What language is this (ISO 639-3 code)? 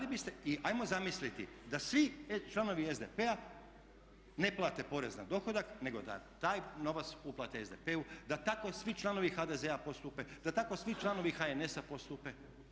hrv